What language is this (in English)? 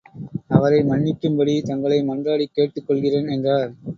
Tamil